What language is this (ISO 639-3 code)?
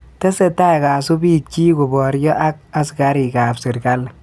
kln